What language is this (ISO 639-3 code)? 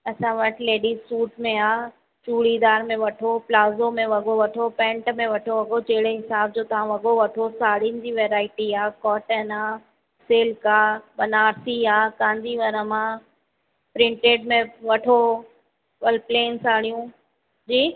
snd